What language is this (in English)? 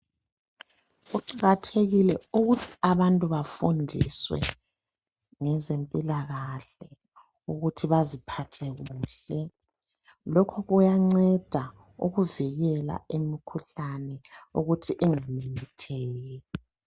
North Ndebele